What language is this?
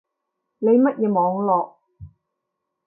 Cantonese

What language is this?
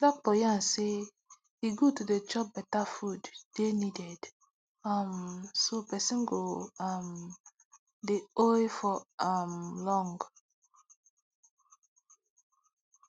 Nigerian Pidgin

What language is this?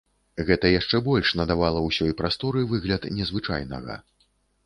Belarusian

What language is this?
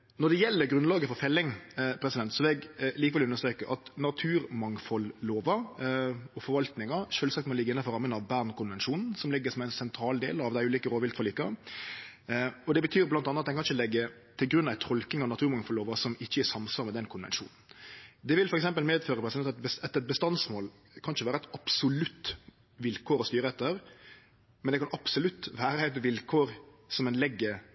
Norwegian Nynorsk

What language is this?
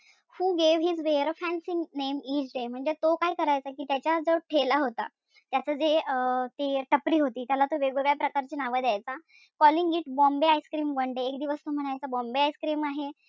Marathi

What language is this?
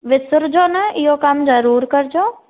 Sindhi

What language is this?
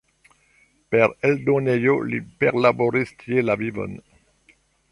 Esperanto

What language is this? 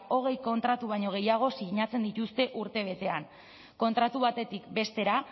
Basque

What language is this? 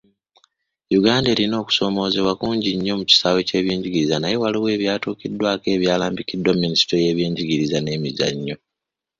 Ganda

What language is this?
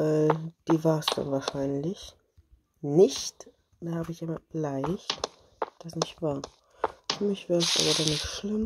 German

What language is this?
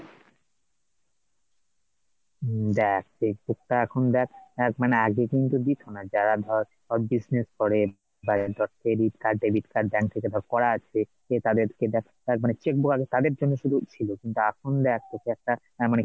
Bangla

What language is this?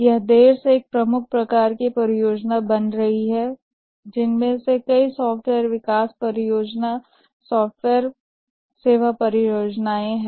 Hindi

